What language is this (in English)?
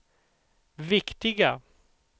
Swedish